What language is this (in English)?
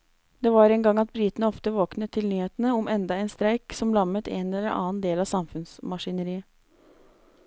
Norwegian